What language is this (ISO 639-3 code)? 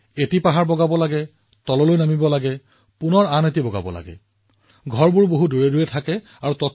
asm